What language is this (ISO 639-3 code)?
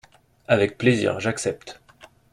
fra